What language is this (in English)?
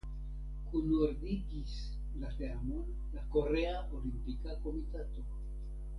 Esperanto